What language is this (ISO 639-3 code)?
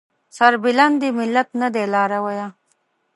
pus